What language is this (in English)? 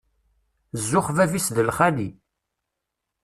Kabyle